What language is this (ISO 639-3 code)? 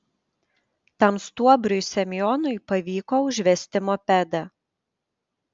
lit